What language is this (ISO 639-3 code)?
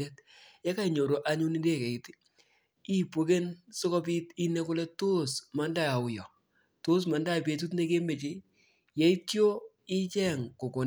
kln